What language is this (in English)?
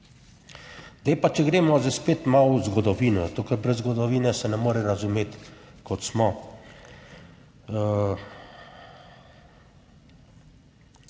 Slovenian